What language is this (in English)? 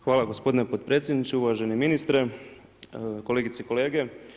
Croatian